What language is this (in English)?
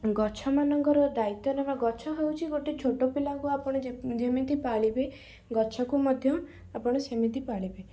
Odia